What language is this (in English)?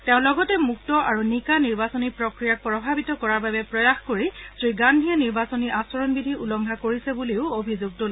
Assamese